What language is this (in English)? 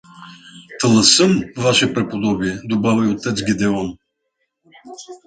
Bulgarian